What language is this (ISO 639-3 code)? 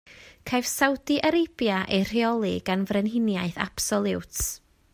cym